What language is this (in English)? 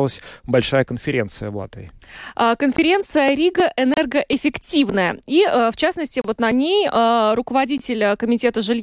Russian